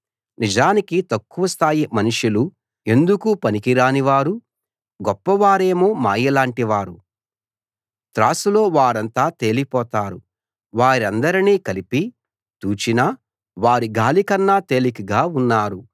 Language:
Telugu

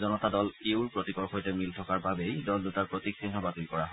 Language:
Assamese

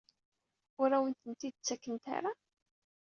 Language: Kabyle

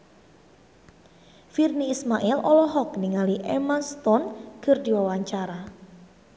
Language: Sundanese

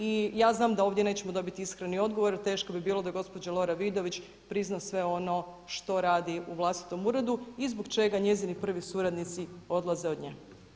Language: Croatian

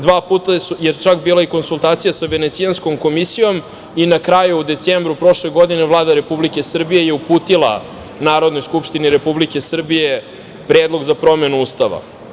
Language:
Serbian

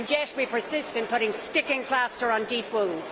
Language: English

